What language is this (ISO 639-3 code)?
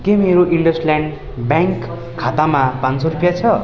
nep